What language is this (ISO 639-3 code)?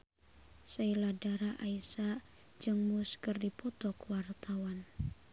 sun